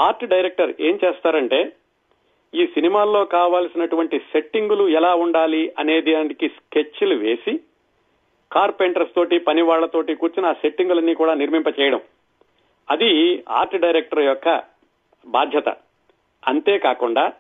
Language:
Telugu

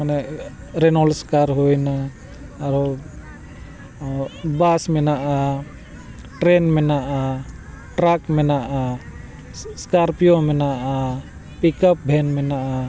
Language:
Santali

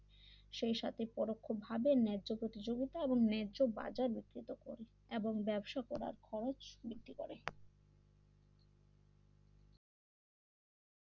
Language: Bangla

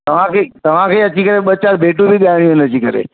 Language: Sindhi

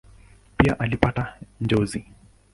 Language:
Swahili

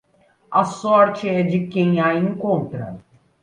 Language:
Portuguese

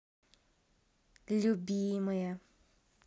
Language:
Russian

